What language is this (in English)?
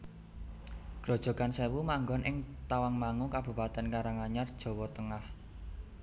Javanese